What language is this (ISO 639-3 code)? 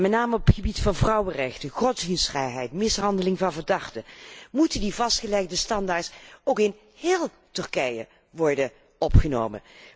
nld